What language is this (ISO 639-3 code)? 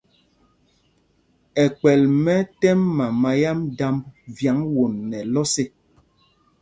mgg